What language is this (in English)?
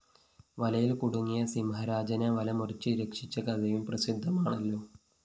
Malayalam